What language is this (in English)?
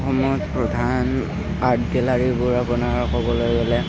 Assamese